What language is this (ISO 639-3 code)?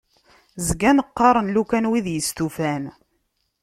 kab